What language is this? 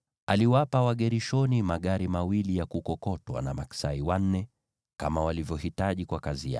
Swahili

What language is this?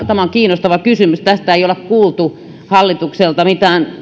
Finnish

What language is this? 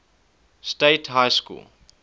English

